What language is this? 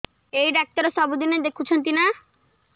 Odia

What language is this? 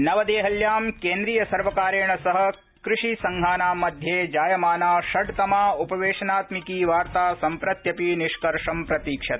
Sanskrit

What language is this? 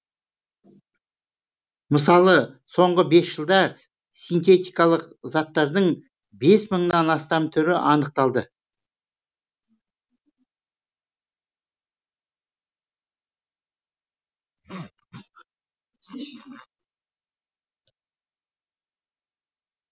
Kazakh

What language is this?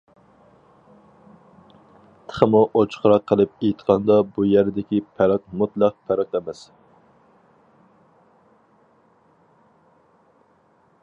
Uyghur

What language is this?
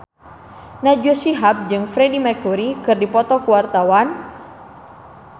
Sundanese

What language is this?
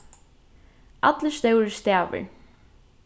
Faroese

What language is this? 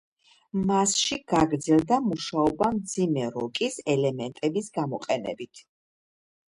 Georgian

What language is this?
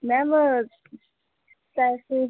Punjabi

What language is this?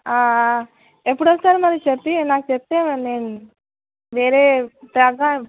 Telugu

